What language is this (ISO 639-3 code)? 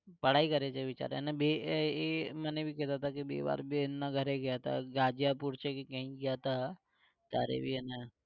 guj